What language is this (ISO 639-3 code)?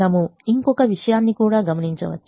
tel